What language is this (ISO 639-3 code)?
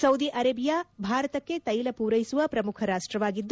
kan